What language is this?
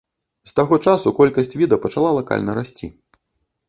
Belarusian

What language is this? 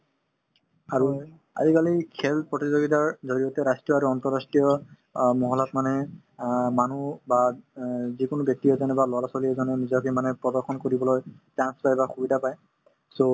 Assamese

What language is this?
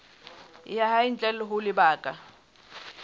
Southern Sotho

